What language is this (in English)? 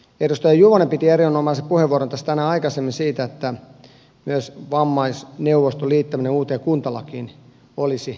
Finnish